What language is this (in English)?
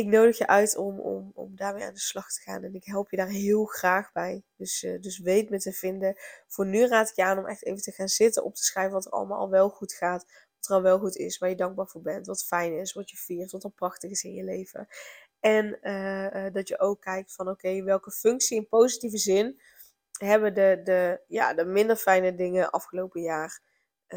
Dutch